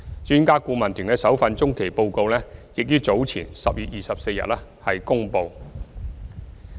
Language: Cantonese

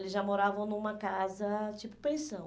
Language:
Portuguese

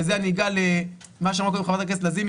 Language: Hebrew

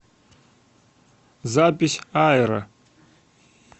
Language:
Russian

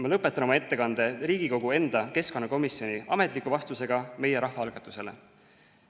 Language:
Estonian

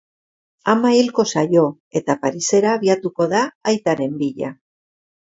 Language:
Basque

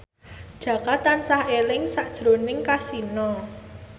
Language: Javanese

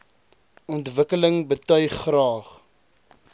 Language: Afrikaans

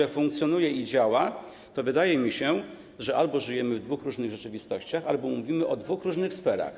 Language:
Polish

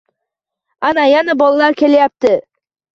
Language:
Uzbek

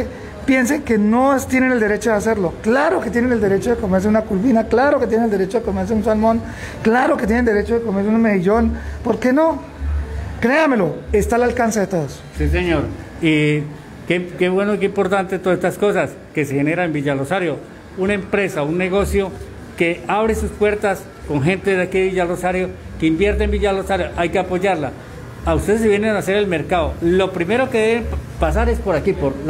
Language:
Spanish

